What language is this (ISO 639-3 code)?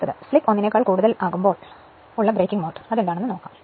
mal